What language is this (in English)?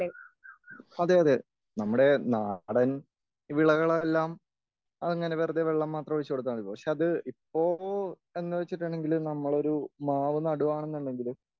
Malayalam